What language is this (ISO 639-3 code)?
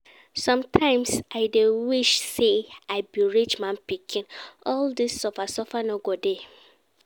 pcm